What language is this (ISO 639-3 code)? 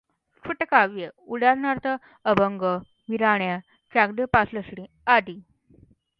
mar